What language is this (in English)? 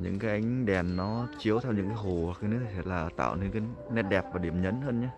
Vietnamese